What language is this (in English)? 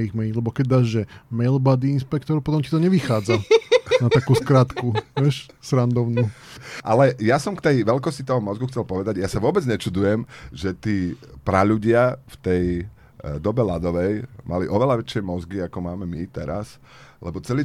Slovak